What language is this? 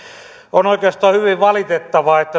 Finnish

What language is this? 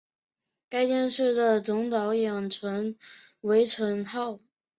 Chinese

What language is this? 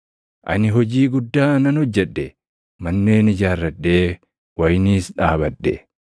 Oromo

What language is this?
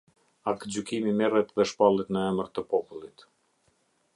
Albanian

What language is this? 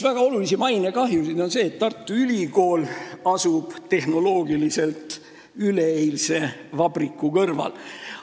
Estonian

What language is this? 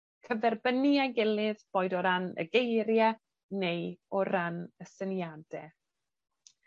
Welsh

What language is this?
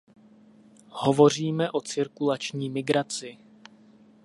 Czech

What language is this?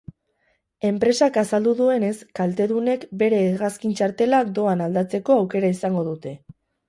Basque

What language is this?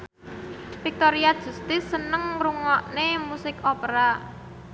Javanese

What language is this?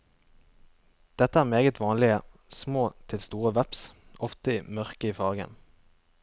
Norwegian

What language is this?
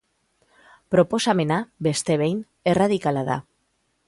Basque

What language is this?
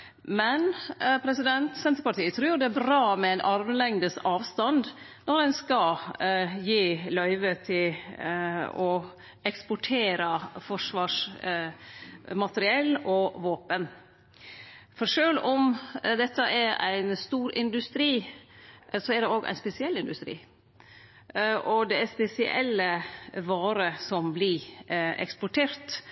Norwegian Nynorsk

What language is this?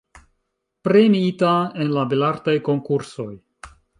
Esperanto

